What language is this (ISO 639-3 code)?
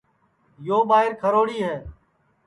ssi